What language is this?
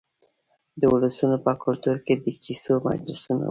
Pashto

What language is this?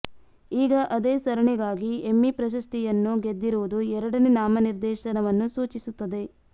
Kannada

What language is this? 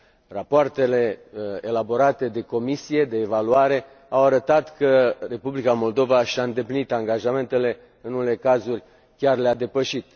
Romanian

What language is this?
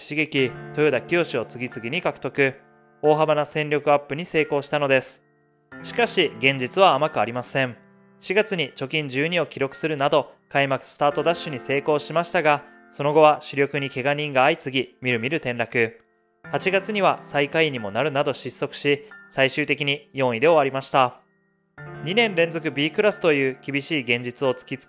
Japanese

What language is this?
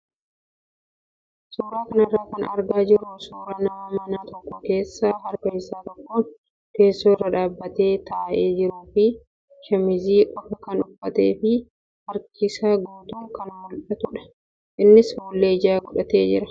Oromo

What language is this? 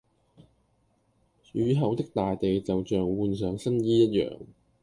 Cantonese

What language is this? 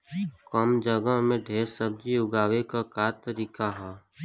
Bhojpuri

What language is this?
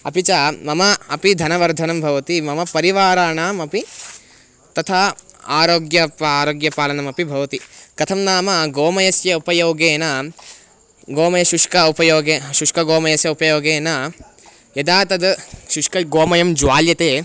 Sanskrit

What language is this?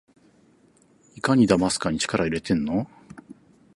Japanese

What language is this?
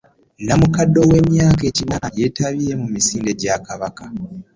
Ganda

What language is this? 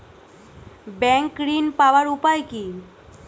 Bangla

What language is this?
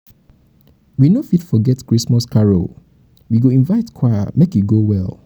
Nigerian Pidgin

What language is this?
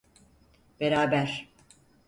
Turkish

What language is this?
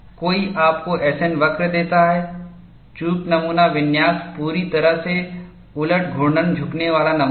Hindi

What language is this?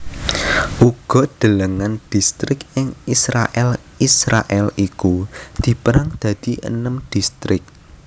Javanese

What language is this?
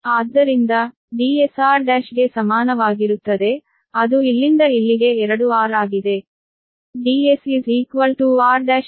Kannada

